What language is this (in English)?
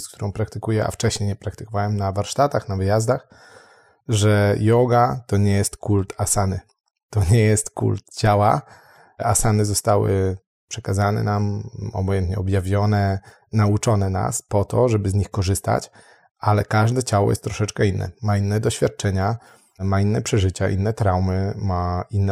Polish